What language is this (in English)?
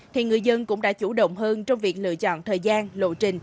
Vietnamese